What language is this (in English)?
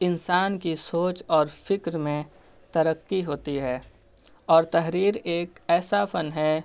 Urdu